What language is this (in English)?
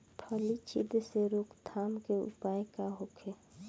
Bhojpuri